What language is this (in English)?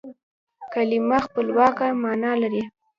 Pashto